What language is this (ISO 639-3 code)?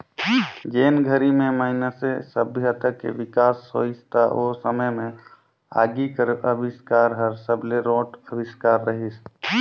hne